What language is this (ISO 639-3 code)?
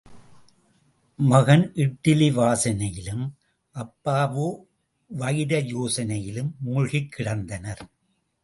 tam